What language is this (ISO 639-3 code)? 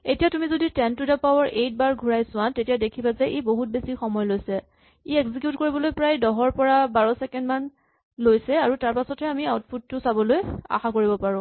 asm